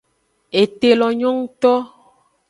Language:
Aja (Benin)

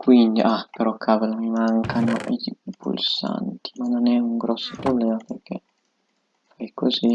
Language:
Italian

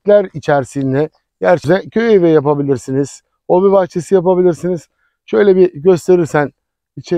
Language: Turkish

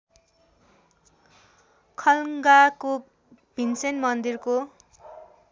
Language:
Nepali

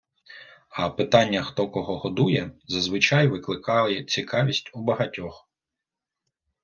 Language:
Ukrainian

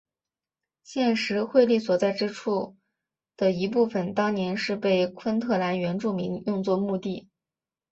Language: Chinese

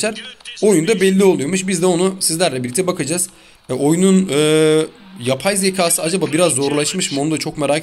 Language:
Turkish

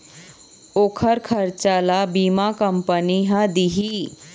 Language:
Chhattisgarhi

